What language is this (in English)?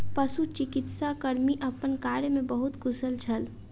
Maithili